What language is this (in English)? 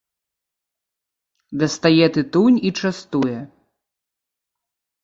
Belarusian